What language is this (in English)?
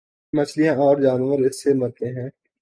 Urdu